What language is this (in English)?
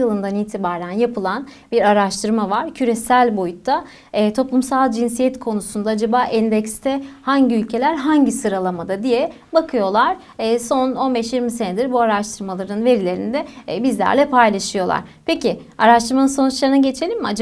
Turkish